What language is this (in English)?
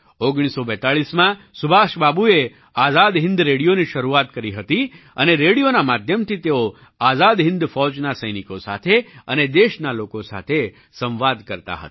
Gujarati